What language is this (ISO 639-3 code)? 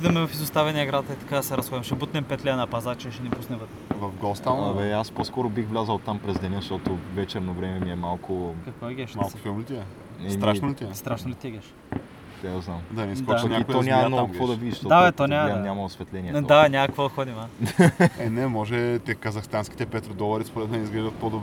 bul